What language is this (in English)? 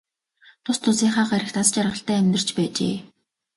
Mongolian